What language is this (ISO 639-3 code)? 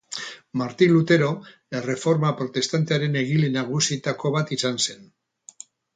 eus